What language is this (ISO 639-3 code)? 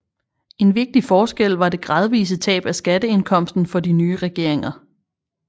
dan